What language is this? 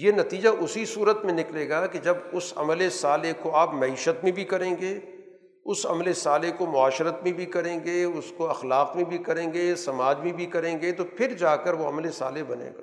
Urdu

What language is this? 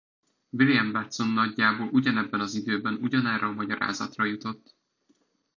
Hungarian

